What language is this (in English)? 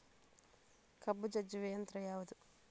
Kannada